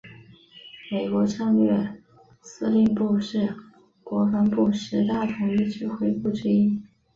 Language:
Chinese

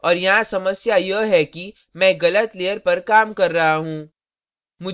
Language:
Hindi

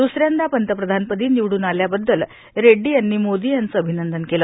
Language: Marathi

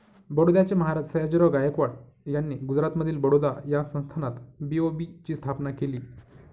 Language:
Marathi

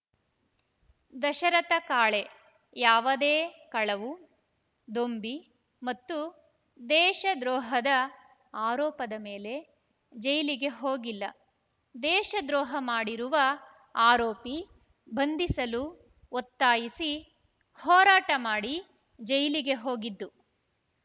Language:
Kannada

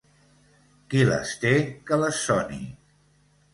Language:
Catalan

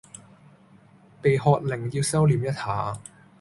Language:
Cantonese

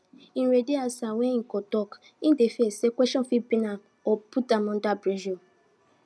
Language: Nigerian Pidgin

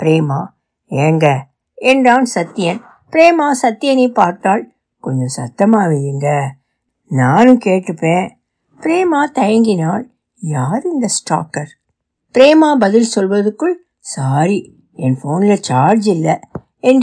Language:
Tamil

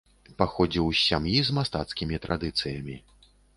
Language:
Belarusian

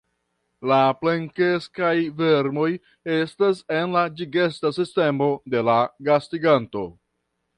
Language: Esperanto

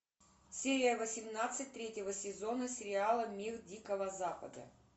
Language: Russian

